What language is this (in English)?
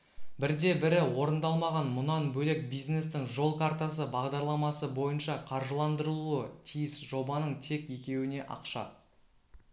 Kazakh